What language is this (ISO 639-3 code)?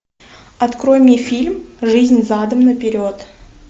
rus